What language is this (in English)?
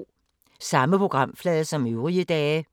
Danish